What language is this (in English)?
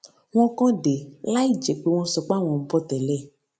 Yoruba